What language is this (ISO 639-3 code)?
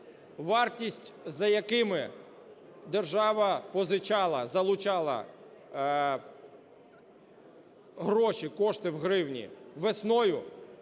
ukr